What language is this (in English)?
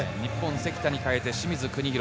Japanese